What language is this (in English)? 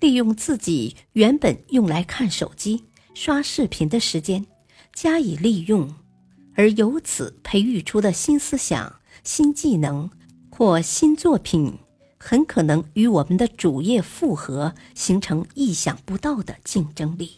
Chinese